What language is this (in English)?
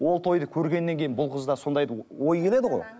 Kazakh